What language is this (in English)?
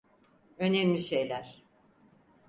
Turkish